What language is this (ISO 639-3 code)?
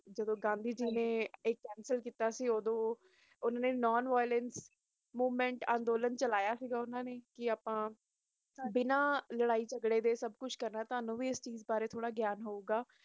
pan